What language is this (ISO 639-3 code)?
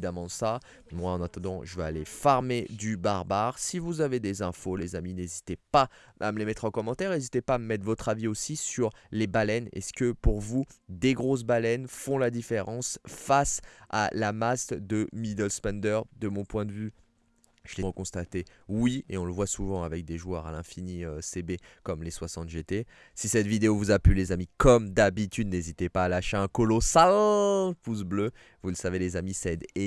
fra